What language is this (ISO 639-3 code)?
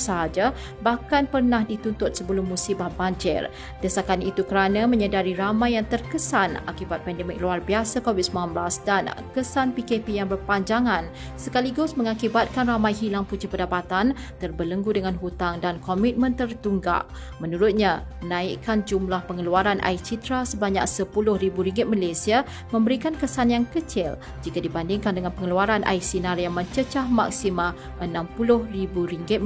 msa